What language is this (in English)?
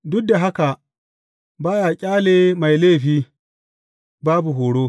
Hausa